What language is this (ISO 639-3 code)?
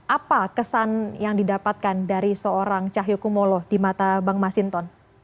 ind